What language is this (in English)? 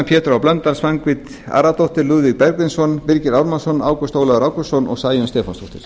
Icelandic